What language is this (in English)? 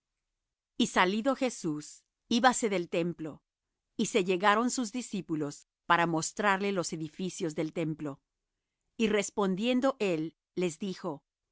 Spanish